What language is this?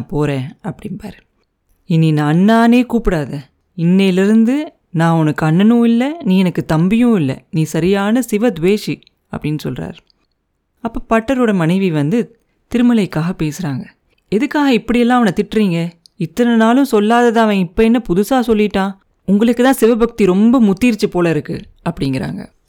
Tamil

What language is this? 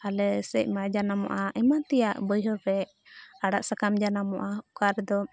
Santali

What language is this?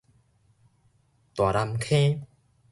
Min Nan Chinese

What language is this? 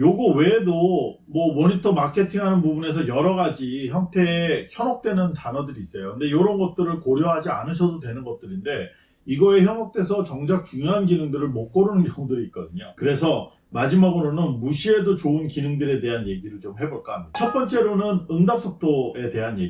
Korean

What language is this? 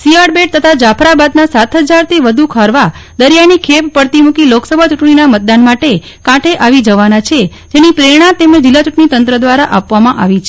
Gujarati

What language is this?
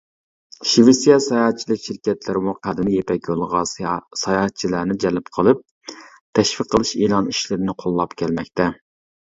Uyghur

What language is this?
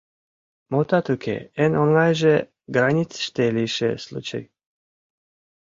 Mari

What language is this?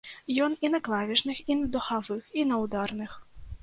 Belarusian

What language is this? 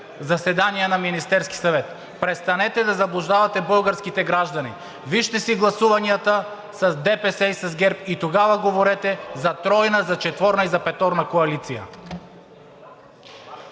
Bulgarian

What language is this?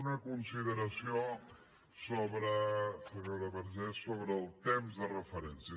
Catalan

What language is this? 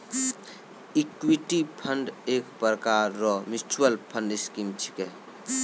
Maithili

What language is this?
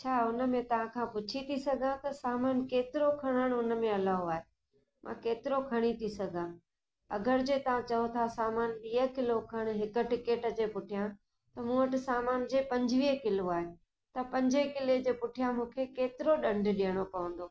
Sindhi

